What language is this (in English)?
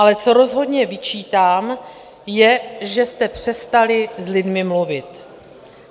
Czech